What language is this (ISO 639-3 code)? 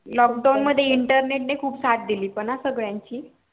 mar